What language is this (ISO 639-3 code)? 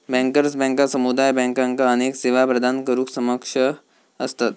mar